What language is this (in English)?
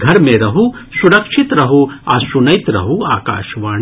Maithili